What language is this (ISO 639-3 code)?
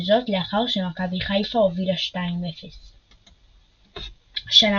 heb